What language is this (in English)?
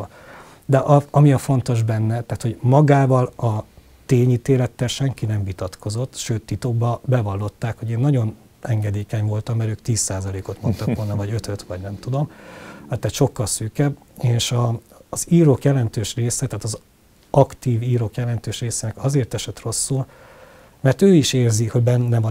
Hungarian